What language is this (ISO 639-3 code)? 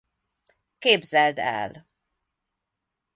hun